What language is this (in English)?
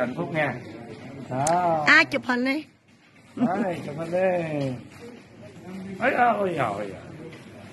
Vietnamese